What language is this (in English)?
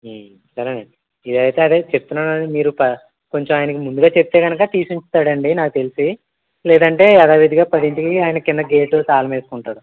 Telugu